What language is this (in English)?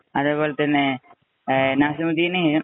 Malayalam